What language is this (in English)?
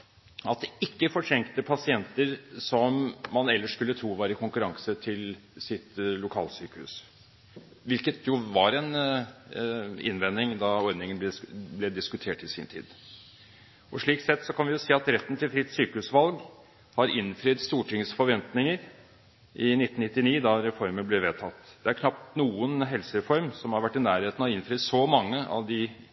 Norwegian Bokmål